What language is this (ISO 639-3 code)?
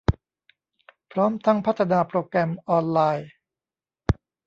tha